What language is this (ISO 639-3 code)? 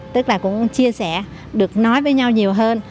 vie